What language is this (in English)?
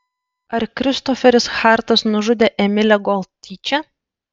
Lithuanian